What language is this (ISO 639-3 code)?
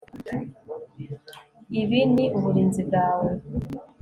kin